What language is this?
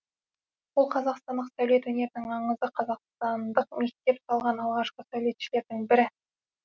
Kazakh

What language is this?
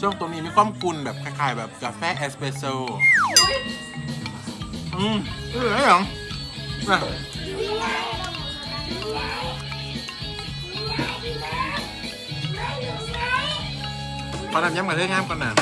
Thai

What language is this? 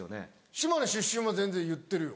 Japanese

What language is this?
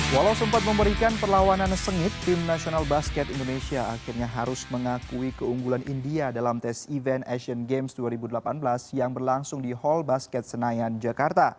Indonesian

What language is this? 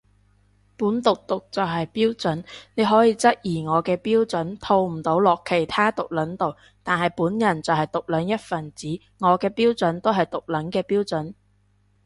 Cantonese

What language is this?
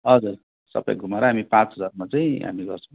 Nepali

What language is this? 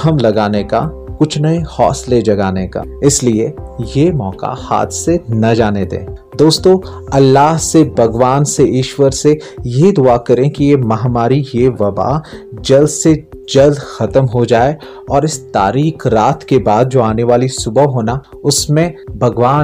Urdu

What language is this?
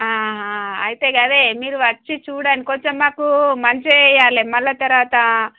Telugu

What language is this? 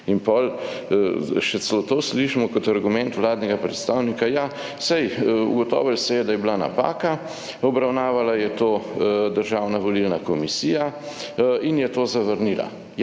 Slovenian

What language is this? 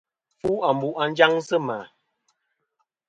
Kom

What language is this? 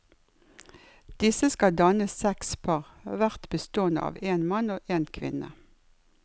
Norwegian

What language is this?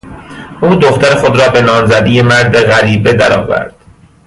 Persian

